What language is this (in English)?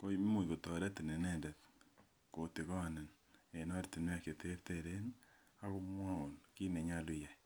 Kalenjin